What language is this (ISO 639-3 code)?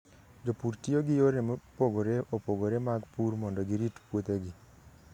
luo